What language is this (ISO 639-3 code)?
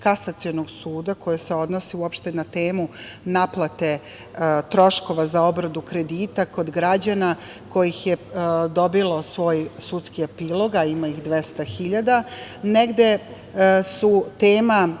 srp